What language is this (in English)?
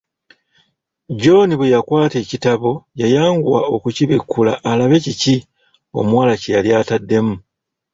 Ganda